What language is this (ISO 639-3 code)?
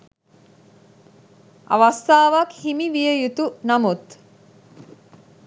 sin